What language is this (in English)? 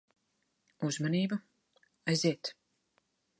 Latvian